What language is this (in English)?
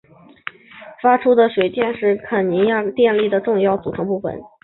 Chinese